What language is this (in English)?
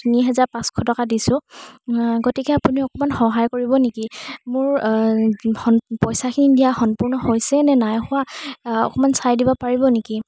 Assamese